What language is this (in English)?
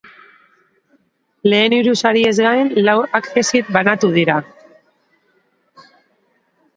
Basque